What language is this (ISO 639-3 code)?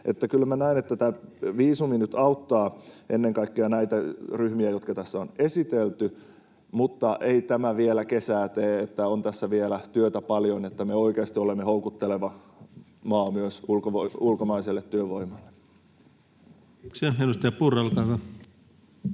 fin